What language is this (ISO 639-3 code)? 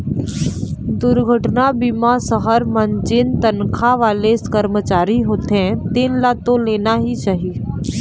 hne